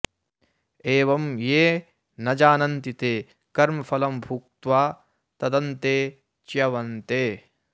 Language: Sanskrit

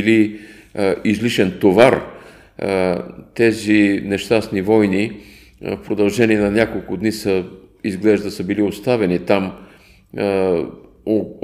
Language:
Bulgarian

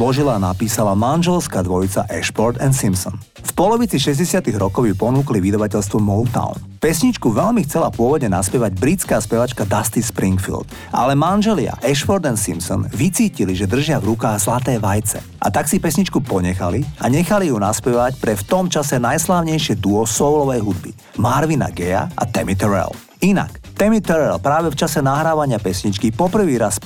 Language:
Slovak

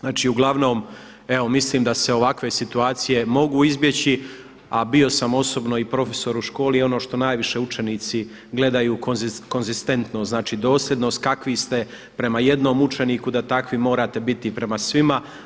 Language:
Croatian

